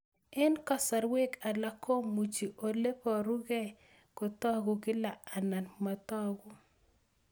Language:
Kalenjin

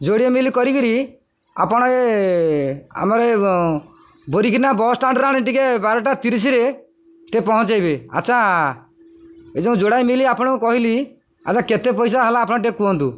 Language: Odia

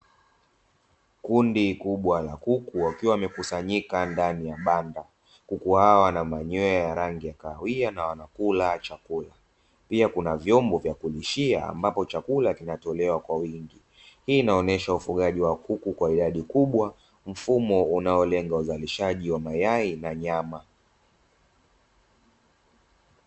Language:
Swahili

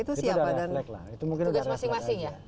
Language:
Indonesian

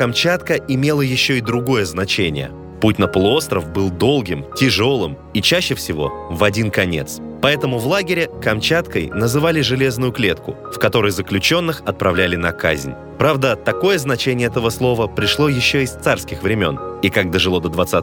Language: Russian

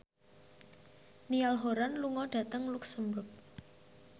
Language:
Javanese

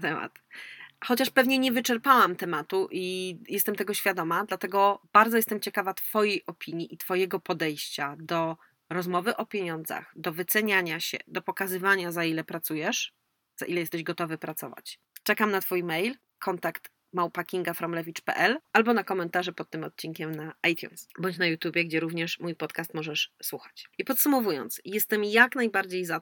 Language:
Polish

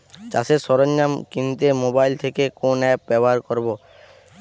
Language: Bangla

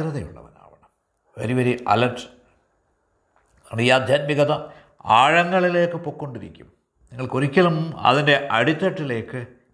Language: Malayalam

